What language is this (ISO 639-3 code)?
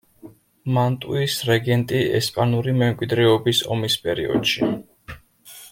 kat